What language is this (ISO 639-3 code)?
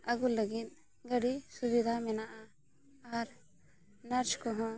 sat